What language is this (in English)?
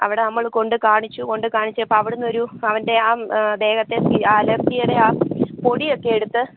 Malayalam